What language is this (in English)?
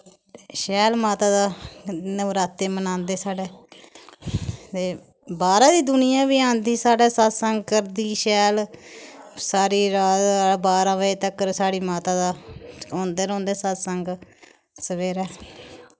Dogri